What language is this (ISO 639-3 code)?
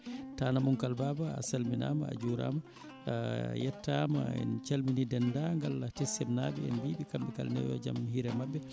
ful